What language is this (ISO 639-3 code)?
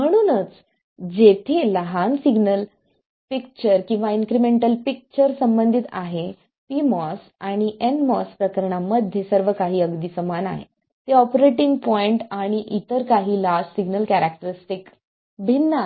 mar